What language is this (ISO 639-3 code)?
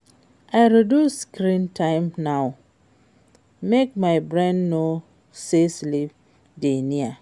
pcm